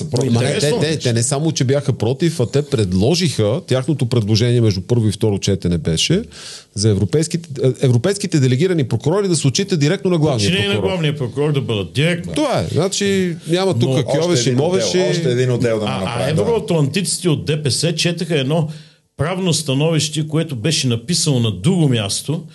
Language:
Bulgarian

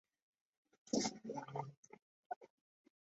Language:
Chinese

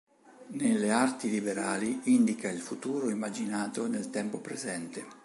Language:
Italian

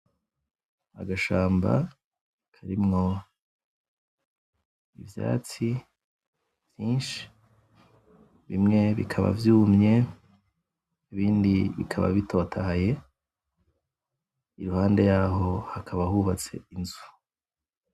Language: Rundi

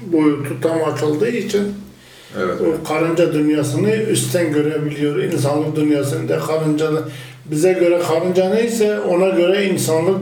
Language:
Turkish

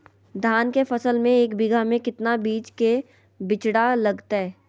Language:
Magahi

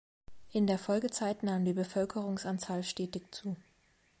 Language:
German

